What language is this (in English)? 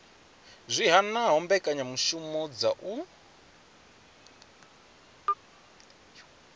Venda